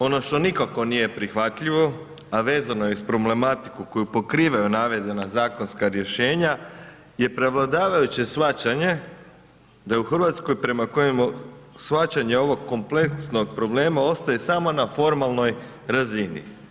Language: Croatian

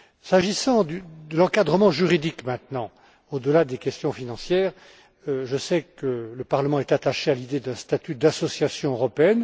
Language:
French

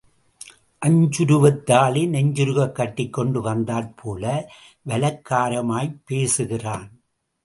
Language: Tamil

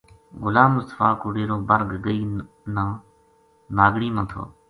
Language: Gujari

